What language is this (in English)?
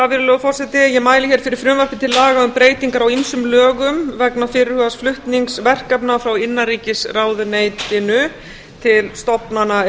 Icelandic